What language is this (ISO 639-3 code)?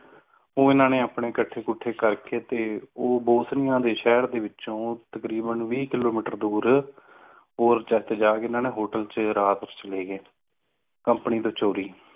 pan